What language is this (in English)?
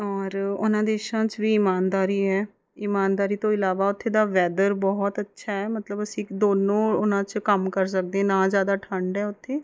Punjabi